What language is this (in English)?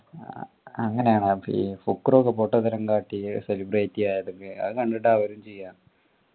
Malayalam